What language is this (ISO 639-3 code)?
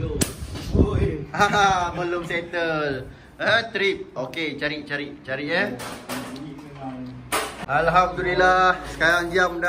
msa